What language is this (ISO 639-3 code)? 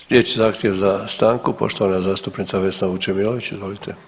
hrv